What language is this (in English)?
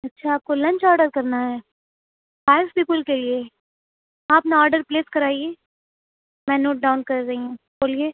Urdu